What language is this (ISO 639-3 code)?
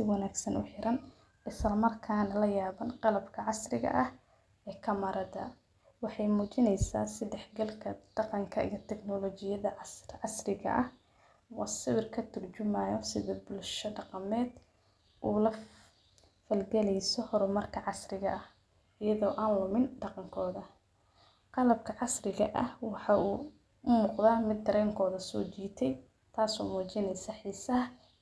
som